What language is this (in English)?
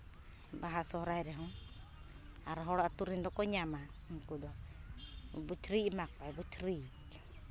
Santali